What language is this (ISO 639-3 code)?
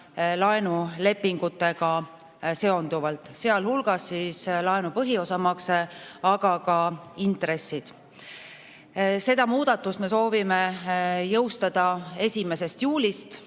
est